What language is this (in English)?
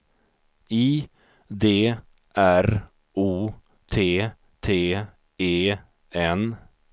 Swedish